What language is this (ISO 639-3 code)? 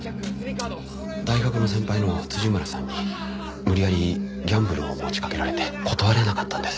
jpn